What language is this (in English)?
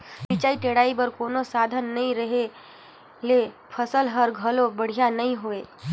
Chhattisgarhi